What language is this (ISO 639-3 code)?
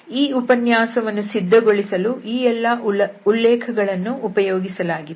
kan